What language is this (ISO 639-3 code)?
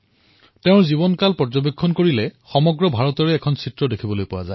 asm